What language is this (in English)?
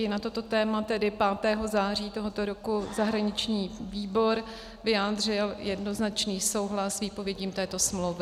Czech